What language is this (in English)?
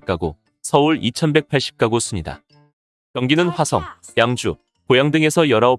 Korean